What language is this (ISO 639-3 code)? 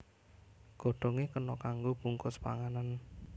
jav